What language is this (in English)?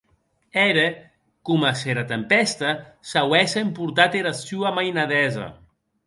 Occitan